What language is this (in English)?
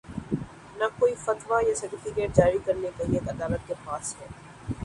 Urdu